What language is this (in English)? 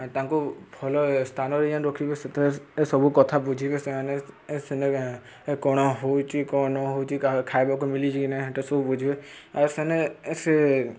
Odia